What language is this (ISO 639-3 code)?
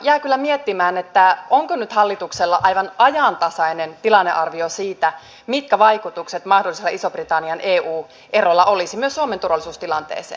fin